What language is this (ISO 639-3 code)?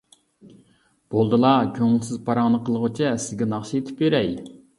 uig